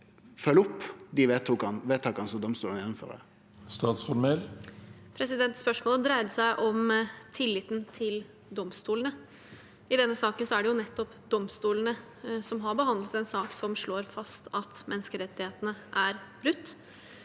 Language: Norwegian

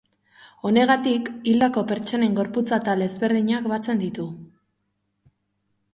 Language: Basque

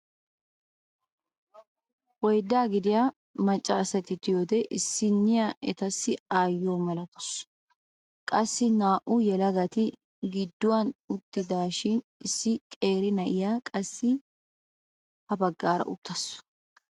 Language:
Wolaytta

